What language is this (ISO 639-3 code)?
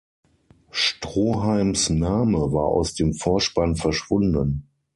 deu